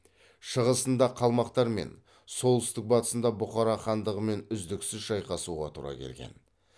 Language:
Kazakh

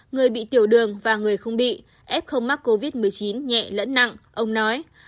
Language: Vietnamese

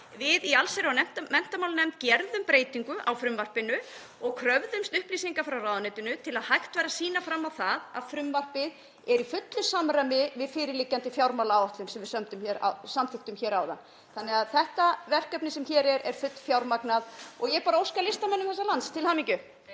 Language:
Icelandic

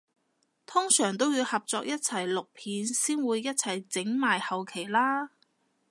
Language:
Cantonese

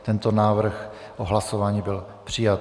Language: Czech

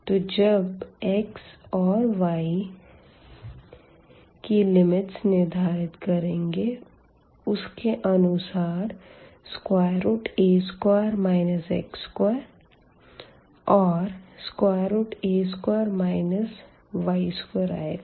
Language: Hindi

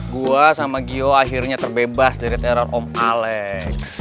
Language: Indonesian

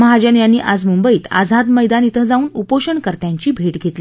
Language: Marathi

